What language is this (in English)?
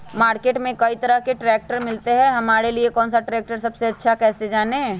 Magahi